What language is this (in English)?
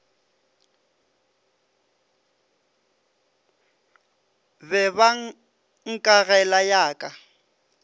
Northern Sotho